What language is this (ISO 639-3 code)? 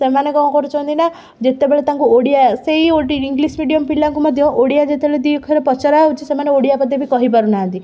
ori